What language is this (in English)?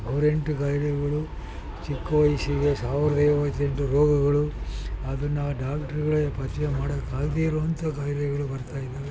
Kannada